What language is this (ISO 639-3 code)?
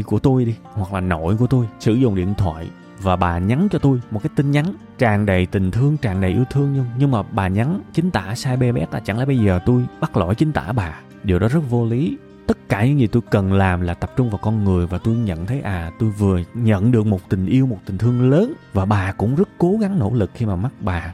vie